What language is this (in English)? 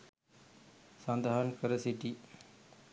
Sinhala